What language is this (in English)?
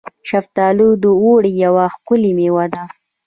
Pashto